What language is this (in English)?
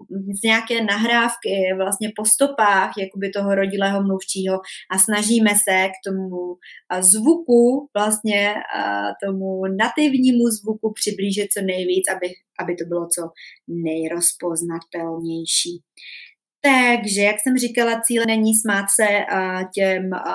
Czech